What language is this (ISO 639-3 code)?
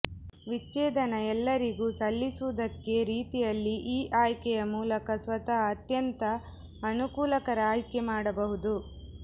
kan